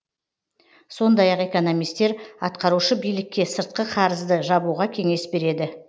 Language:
Kazakh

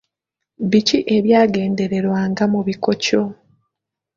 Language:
Ganda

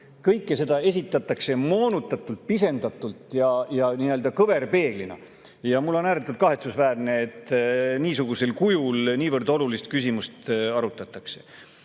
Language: Estonian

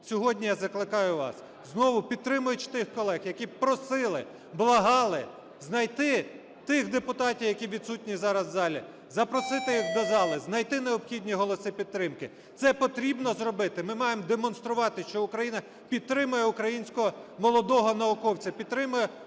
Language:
Ukrainian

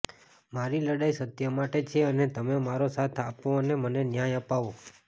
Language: Gujarati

